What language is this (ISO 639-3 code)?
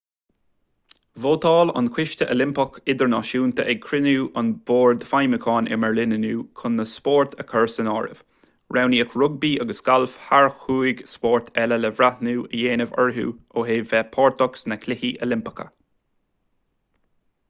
gle